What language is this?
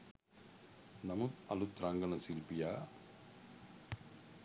Sinhala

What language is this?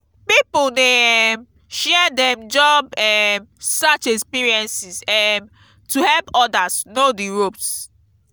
Nigerian Pidgin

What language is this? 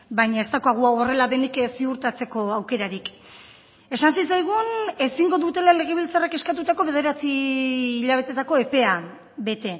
Basque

